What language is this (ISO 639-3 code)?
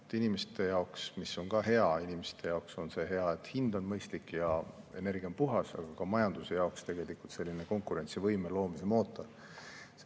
est